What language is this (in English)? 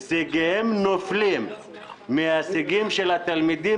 Hebrew